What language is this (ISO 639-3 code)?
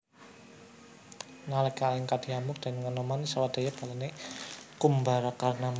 jav